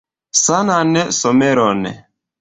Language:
Esperanto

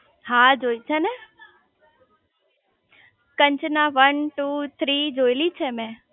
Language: Gujarati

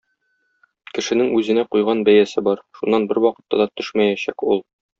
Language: Tatar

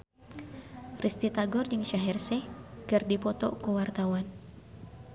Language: Sundanese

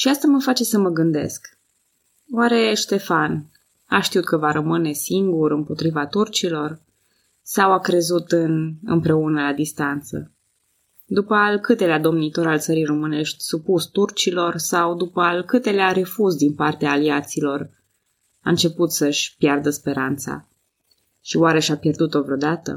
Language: Romanian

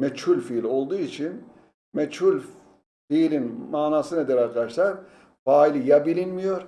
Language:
Turkish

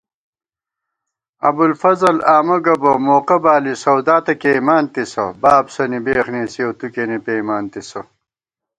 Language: Gawar-Bati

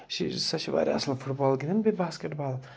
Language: Kashmiri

